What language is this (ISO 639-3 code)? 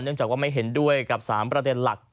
tha